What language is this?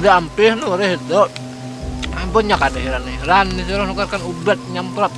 Indonesian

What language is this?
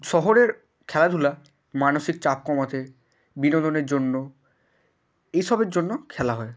Bangla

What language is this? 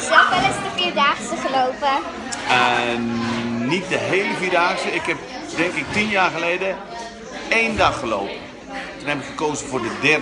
Dutch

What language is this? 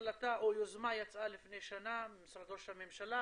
Hebrew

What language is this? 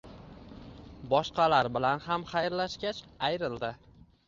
Uzbek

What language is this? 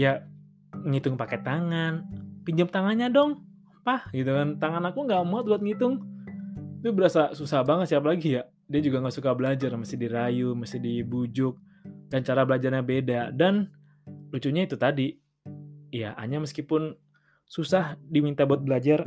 Indonesian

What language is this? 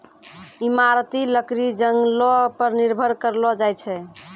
Maithili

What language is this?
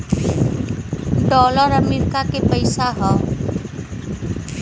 Bhojpuri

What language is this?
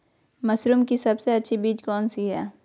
Magahi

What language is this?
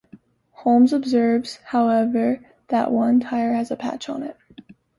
English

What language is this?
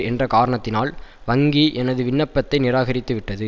Tamil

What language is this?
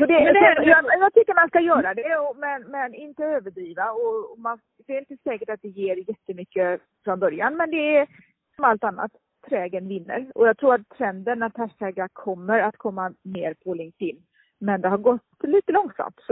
Swedish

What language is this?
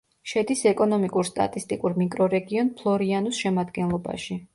Georgian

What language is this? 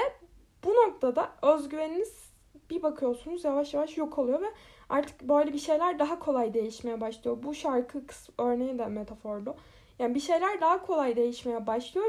Turkish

